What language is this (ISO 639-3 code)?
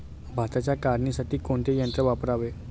mar